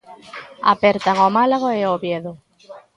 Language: Galician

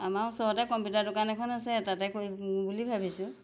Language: Assamese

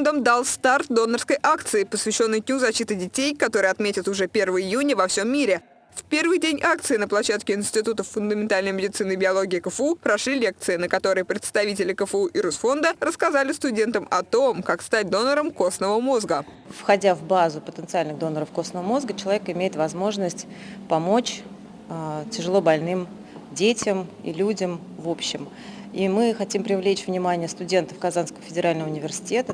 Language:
Russian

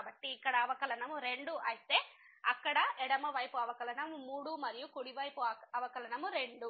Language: Telugu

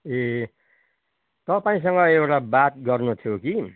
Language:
Nepali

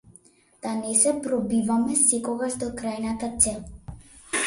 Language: Macedonian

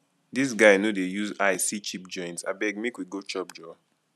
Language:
Nigerian Pidgin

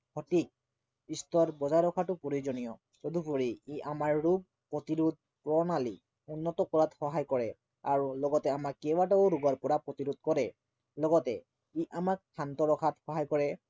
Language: Assamese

